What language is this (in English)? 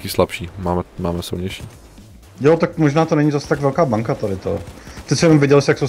Czech